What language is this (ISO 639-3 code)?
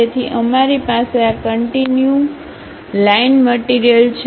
guj